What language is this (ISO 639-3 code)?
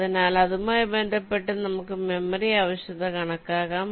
mal